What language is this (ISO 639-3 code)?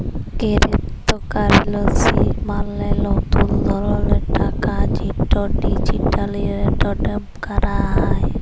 ben